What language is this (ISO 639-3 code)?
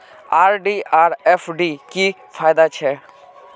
mag